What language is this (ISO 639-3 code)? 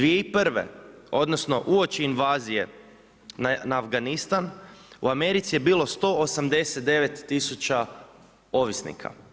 hrv